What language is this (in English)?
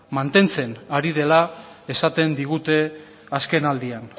Basque